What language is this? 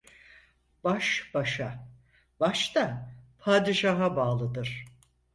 Turkish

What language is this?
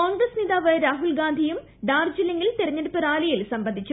Malayalam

